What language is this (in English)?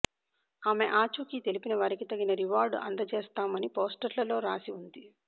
Telugu